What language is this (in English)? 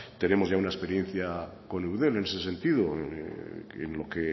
Spanish